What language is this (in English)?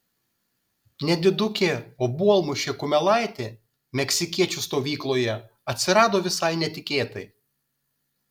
Lithuanian